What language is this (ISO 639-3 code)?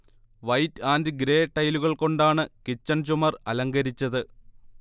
mal